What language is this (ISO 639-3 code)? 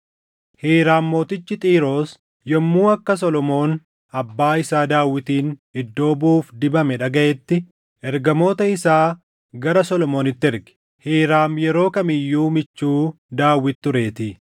orm